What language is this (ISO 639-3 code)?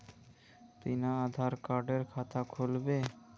mag